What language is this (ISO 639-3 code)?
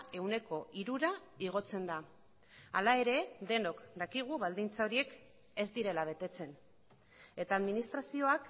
eus